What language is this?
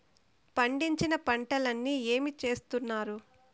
Telugu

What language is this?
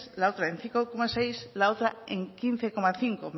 Spanish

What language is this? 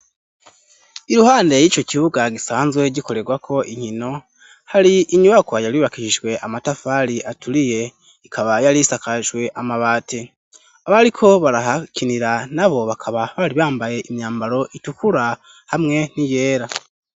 Rundi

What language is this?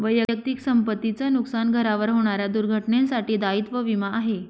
Marathi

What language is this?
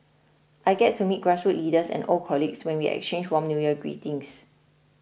English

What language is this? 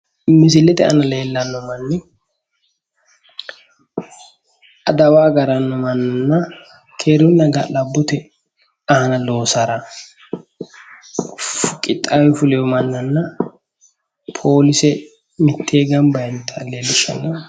Sidamo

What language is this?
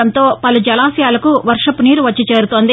Telugu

